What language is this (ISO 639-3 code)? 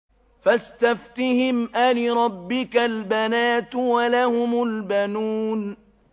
ara